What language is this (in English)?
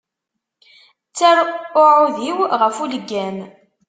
Kabyle